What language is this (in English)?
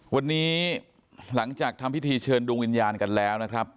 Thai